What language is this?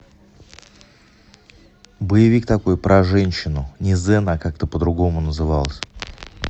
Russian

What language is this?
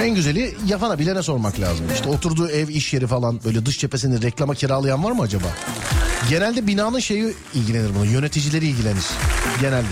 Turkish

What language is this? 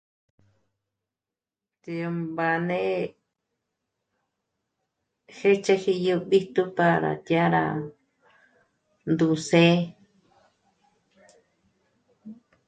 Michoacán Mazahua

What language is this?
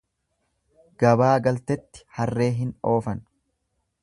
Oromo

